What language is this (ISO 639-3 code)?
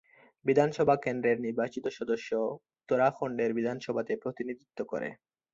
ben